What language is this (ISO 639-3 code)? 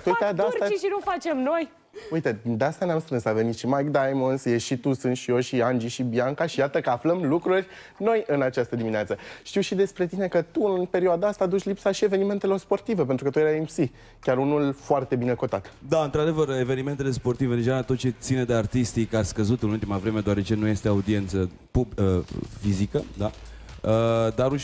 ron